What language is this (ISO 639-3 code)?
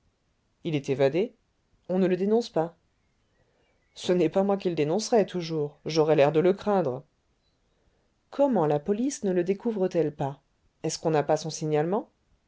fra